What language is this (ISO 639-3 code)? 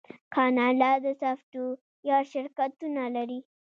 pus